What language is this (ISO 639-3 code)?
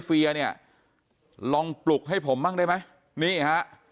tha